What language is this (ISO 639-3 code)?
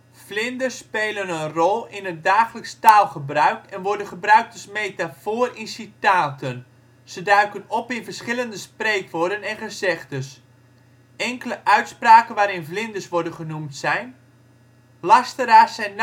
nld